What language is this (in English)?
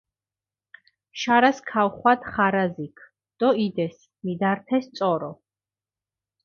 Mingrelian